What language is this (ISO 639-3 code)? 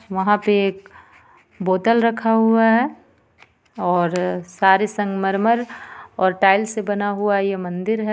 hin